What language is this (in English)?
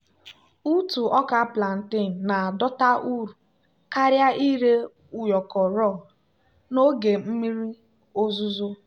Igbo